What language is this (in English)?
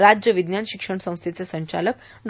Marathi